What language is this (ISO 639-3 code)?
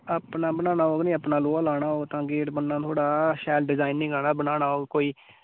doi